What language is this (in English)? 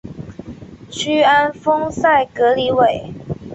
Chinese